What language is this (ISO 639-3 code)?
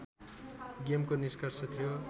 nep